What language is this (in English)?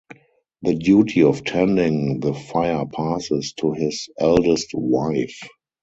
English